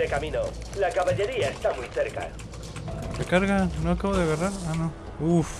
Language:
Spanish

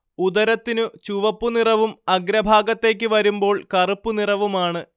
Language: Malayalam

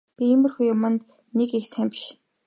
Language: Mongolian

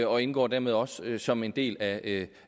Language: Danish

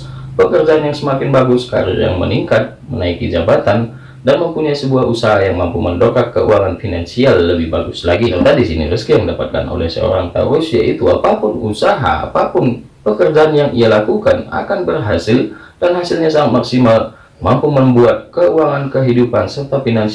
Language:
Indonesian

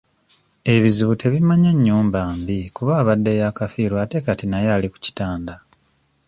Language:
Ganda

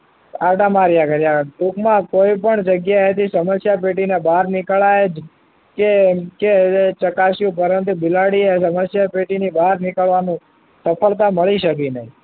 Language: Gujarati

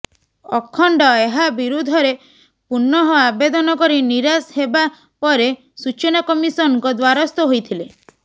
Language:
Odia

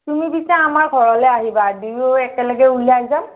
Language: Assamese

